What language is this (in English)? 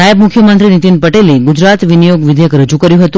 Gujarati